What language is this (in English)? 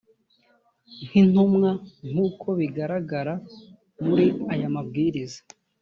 Kinyarwanda